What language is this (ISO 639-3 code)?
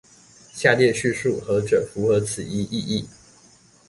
zho